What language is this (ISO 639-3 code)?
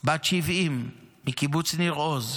heb